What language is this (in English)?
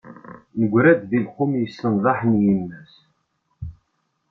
Kabyle